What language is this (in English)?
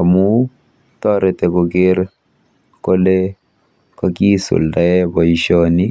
Kalenjin